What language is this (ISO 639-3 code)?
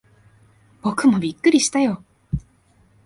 jpn